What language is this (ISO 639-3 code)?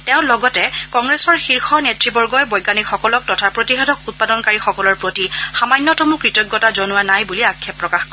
asm